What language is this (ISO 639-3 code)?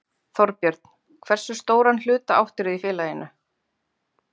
isl